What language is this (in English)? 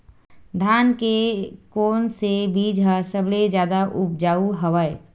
Chhattisgarhi